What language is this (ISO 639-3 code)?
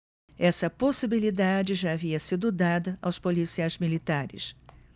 por